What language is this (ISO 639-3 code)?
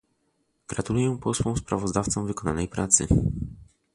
pol